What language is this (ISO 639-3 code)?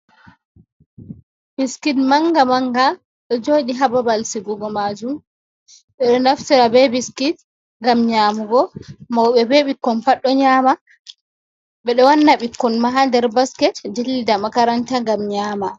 ful